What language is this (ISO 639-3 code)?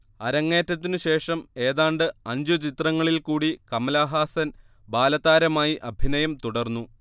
mal